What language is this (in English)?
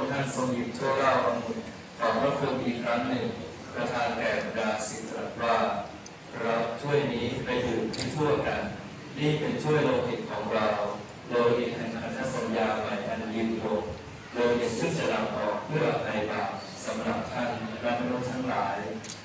Thai